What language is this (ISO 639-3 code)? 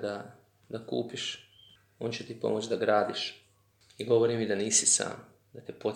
hrv